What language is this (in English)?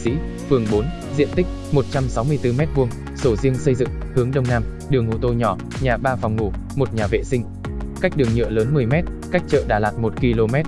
Vietnamese